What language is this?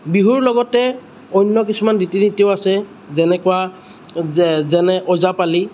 Assamese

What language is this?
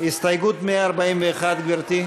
Hebrew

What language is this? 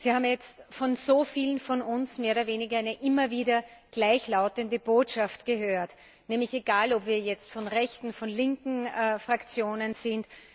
German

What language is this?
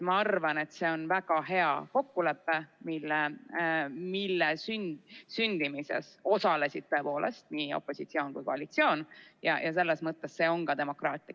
Estonian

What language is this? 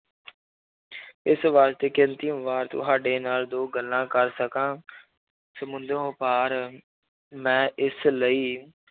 Punjabi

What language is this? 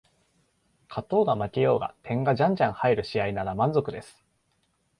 Japanese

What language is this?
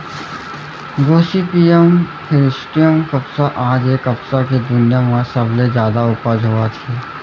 Chhattisgarhi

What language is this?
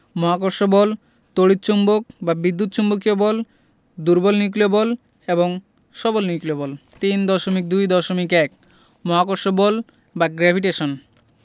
Bangla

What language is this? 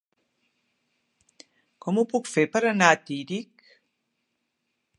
Catalan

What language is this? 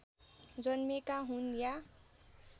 Nepali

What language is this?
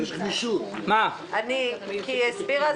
Hebrew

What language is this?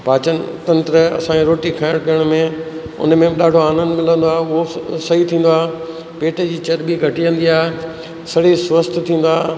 Sindhi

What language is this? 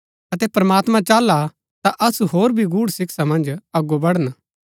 Gaddi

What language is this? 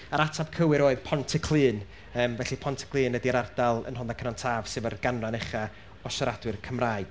Welsh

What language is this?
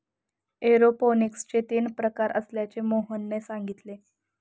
Marathi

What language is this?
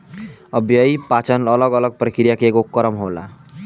Bhojpuri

